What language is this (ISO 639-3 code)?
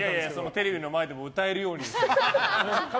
jpn